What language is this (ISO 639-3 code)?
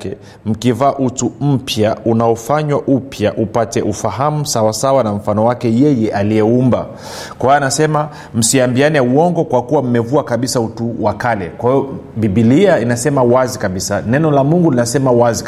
swa